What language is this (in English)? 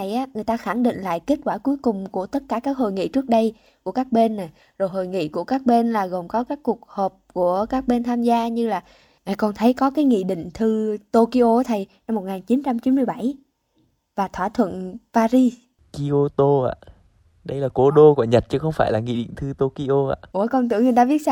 Vietnamese